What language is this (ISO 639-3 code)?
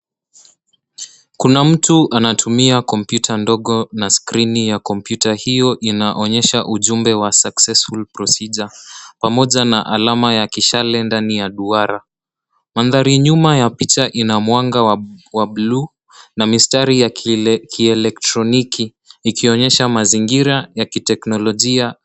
swa